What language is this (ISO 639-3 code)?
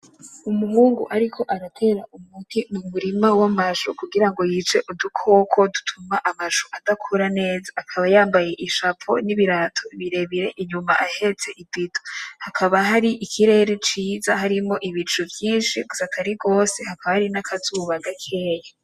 run